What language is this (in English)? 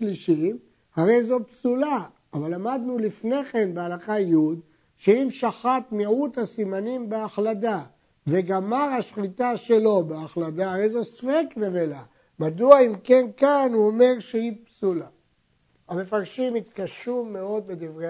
Hebrew